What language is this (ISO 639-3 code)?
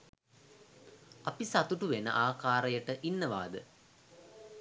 sin